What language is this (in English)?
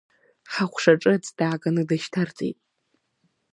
Abkhazian